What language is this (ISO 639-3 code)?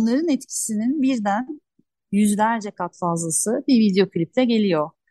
tur